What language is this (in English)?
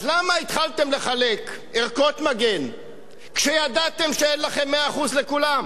Hebrew